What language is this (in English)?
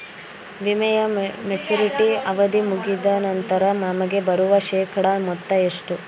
Kannada